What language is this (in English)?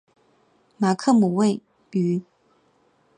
Chinese